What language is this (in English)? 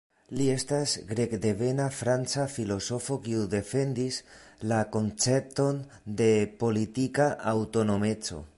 Esperanto